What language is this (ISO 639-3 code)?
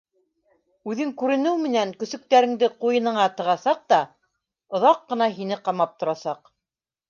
bak